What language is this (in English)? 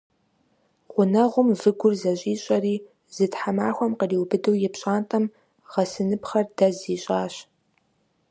Kabardian